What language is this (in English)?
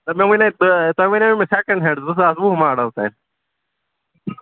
Kashmiri